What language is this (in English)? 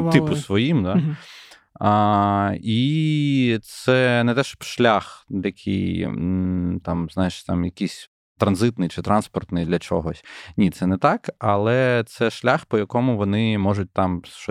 Ukrainian